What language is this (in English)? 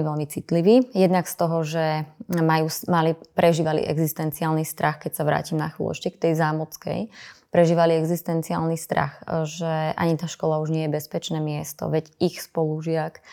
Slovak